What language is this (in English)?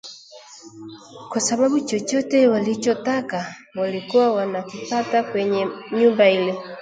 Swahili